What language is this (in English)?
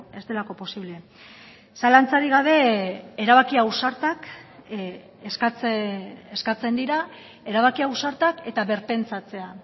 Basque